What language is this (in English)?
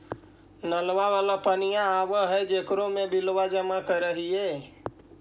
Magahi